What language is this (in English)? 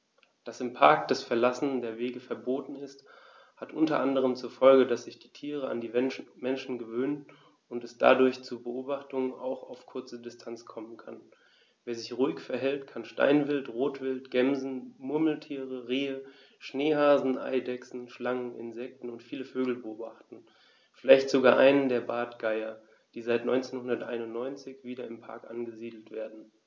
German